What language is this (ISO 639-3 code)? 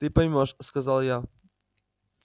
rus